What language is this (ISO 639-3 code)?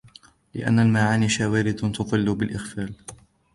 ara